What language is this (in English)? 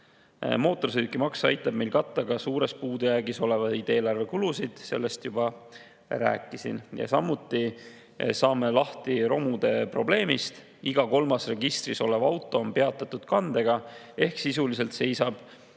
Estonian